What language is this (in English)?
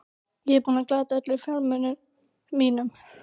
Icelandic